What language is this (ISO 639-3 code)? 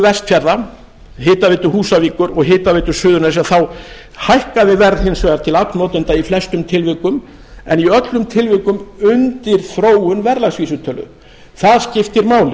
isl